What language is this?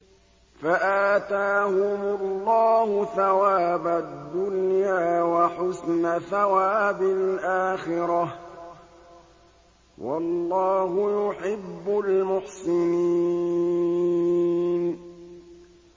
Arabic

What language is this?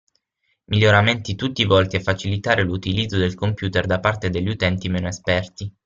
Italian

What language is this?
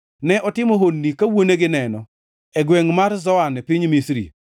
Luo (Kenya and Tanzania)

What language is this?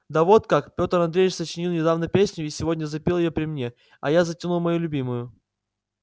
Russian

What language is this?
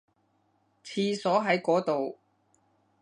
Cantonese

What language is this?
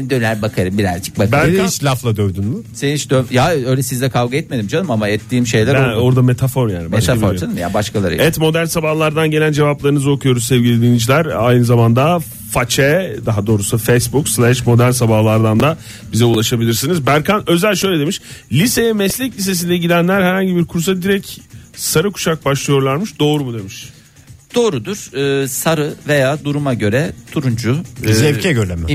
Turkish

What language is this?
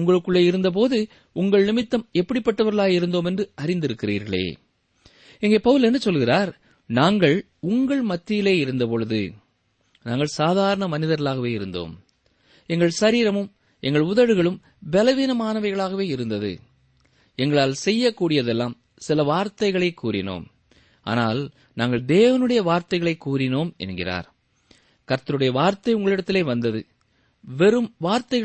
Tamil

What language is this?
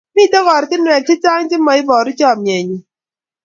Kalenjin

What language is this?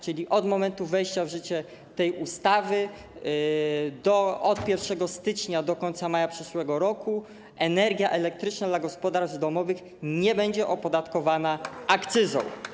Polish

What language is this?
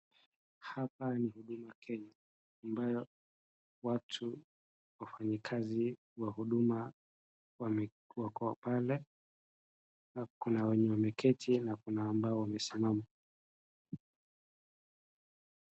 Swahili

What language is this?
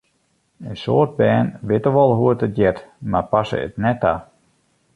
Western Frisian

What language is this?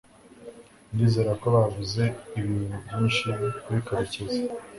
Kinyarwanda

